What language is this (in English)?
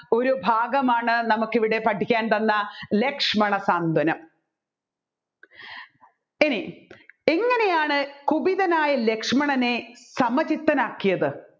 Malayalam